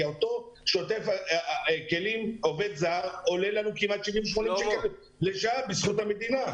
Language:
Hebrew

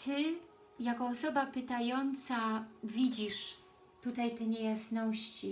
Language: Polish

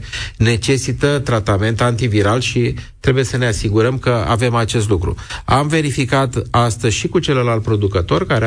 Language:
Romanian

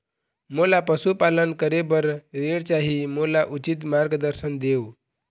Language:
Chhattisgarhi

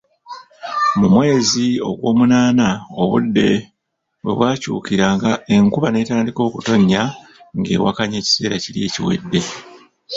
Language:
Ganda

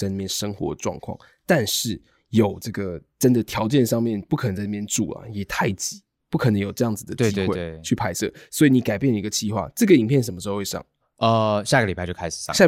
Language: Chinese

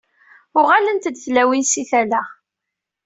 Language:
Kabyle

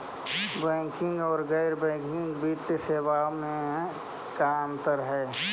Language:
Magahi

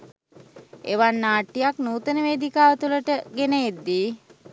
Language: Sinhala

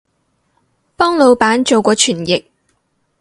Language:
Cantonese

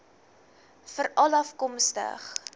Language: Afrikaans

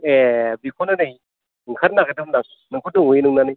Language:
Bodo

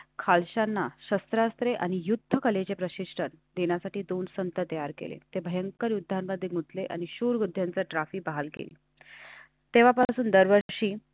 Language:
Marathi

